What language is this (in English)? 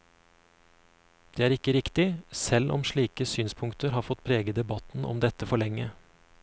Norwegian